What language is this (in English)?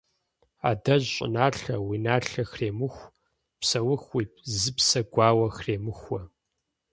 Kabardian